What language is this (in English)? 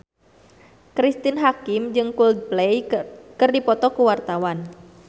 Sundanese